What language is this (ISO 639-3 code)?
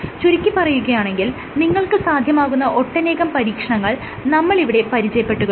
mal